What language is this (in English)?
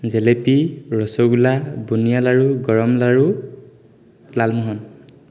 Assamese